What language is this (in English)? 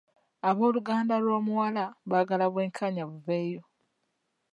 Ganda